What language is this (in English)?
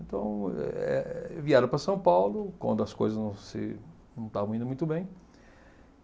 Portuguese